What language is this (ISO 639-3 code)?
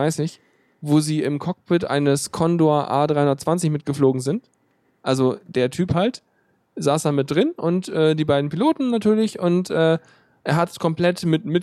deu